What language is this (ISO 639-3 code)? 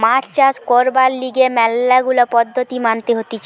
ben